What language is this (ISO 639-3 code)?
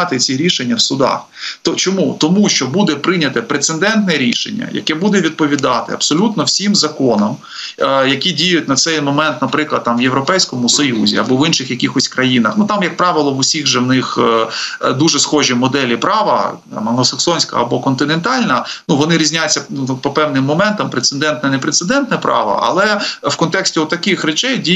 ukr